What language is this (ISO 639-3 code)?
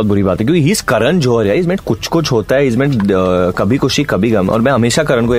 hin